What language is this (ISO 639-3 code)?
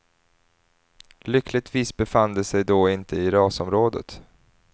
swe